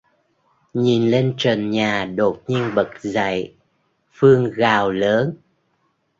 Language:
Vietnamese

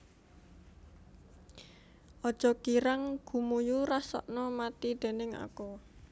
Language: Javanese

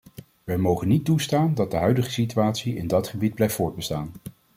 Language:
Dutch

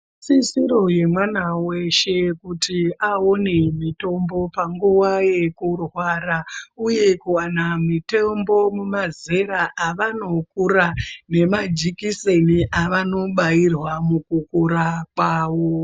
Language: Ndau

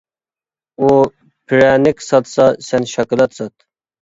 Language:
Uyghur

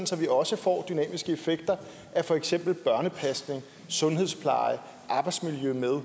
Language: Danish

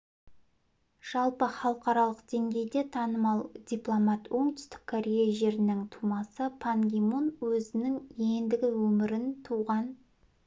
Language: Kazakh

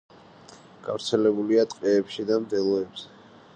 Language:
Georgian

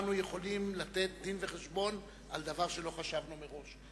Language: Hebrew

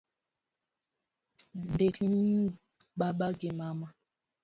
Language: Luo (Kenya and Tanzania)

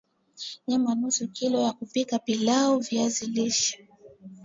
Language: Swahili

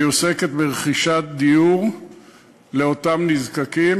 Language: Hebrew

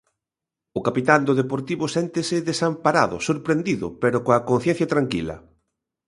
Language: Galician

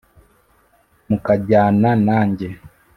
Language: Kinyarwanda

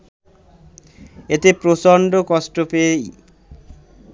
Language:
Bangla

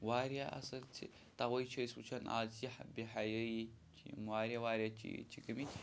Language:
Kashmiri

